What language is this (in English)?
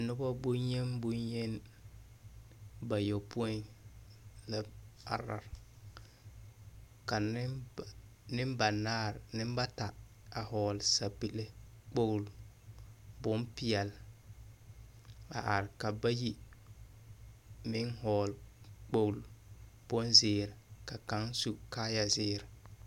Southern Dagaare